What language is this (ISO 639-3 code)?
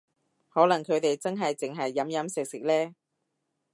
yue